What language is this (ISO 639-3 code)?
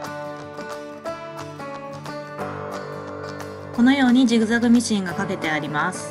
jpn